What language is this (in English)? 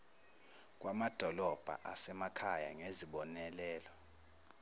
Zulu